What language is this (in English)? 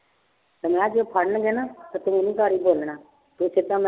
Punjabi